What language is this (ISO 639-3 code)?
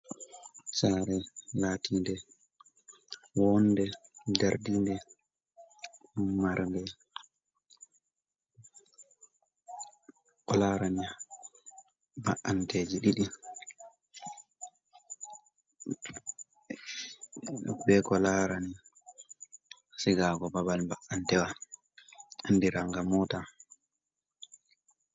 ful